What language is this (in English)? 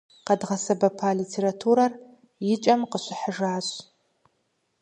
Kabardian